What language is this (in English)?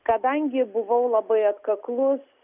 Lithuanian